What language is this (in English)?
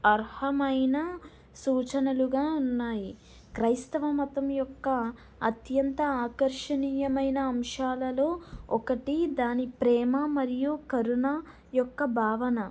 Telugu